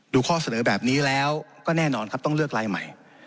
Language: Thai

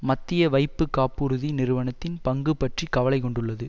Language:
Tamil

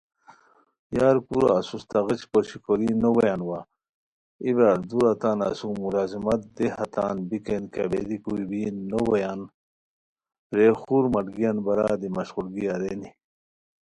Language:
Khowar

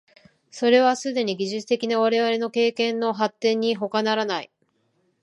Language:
Japanese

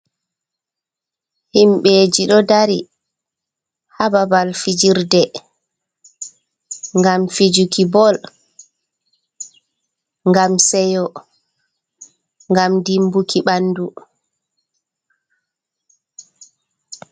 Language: Fula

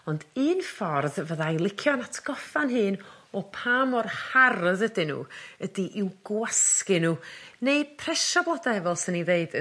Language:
Welsh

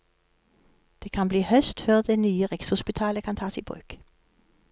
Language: Norwegian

